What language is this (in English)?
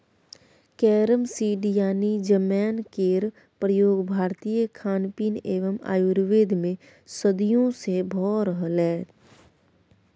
Maithili